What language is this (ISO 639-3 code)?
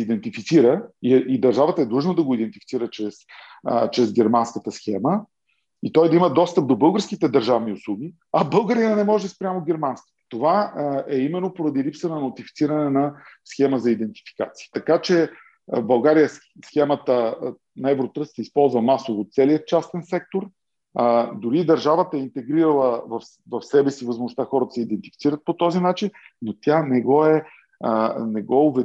bul